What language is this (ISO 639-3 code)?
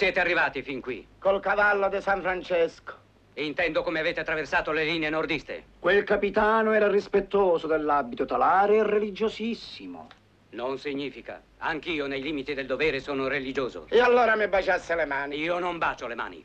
ita